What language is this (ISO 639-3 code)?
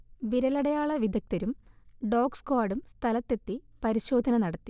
mal